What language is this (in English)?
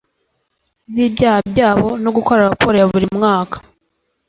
Kinyarwanda